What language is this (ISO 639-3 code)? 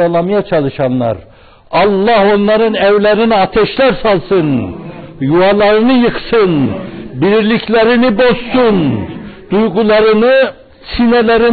tur